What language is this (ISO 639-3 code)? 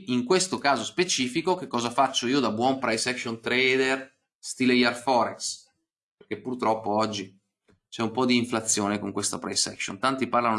ita